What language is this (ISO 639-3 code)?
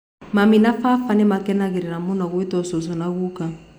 kik